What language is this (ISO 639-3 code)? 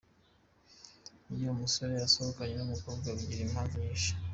kin